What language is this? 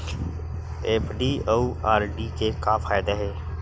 Chhattisgarhi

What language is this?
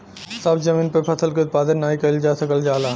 Bhojpuri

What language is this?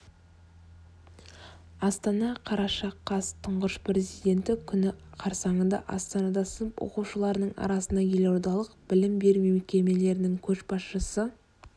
Kazakh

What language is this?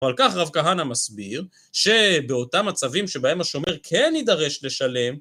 Hebrew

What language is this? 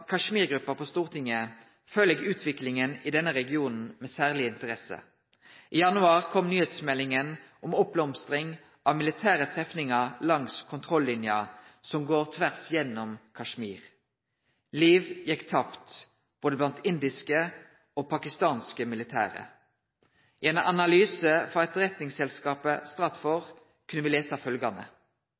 Norwegian Nynorsk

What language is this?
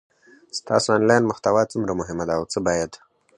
Pashto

